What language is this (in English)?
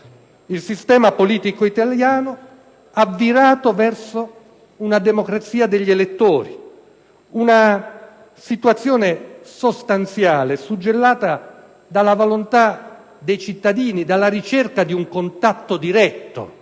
Italian